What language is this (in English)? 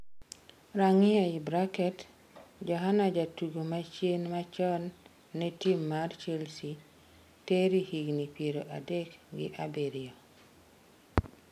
Luo (Kenya and Tanzania)